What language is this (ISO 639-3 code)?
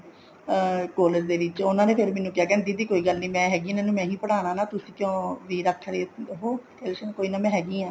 pan